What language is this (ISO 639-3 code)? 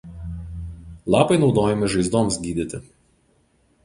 lit